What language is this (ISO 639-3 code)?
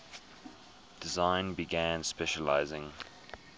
eng